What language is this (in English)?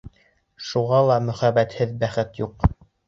Bashkir